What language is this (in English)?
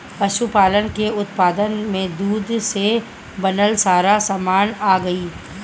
Bhojpuri